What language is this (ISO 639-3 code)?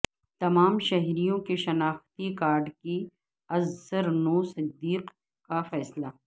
urd